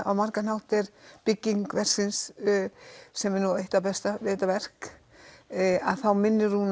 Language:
Icelandic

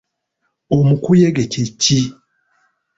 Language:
Ganda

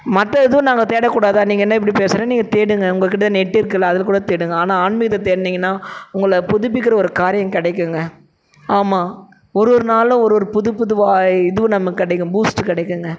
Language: Tamil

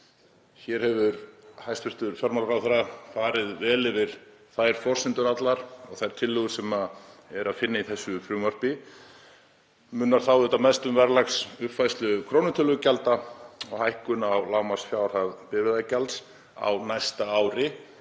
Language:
Icelandic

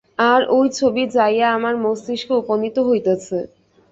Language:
Bangla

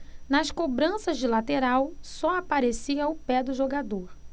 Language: Portuguese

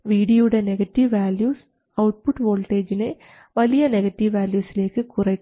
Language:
Malayalam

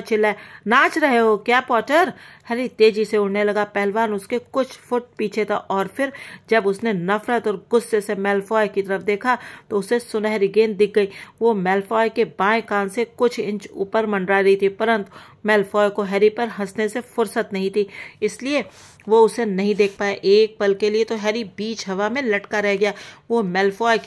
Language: Hindi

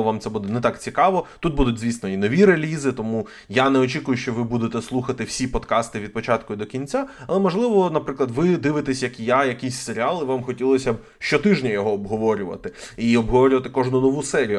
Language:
Ukrainian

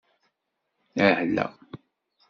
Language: Kabyle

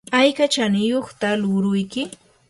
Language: Yanahuanca Pasco Quechua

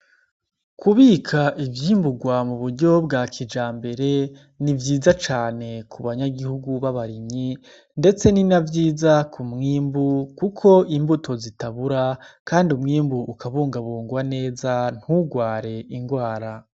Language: Rundi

